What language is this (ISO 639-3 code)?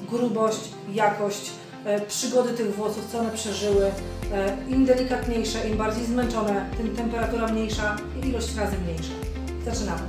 pol